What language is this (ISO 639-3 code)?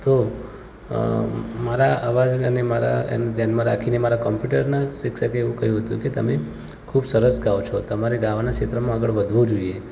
guj